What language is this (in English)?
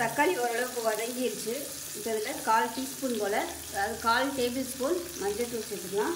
Tamil